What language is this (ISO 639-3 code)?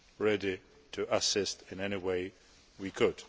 eng